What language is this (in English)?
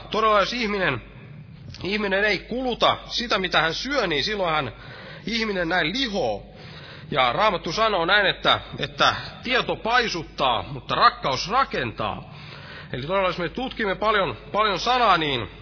Finnish